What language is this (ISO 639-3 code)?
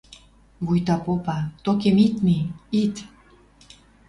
mrj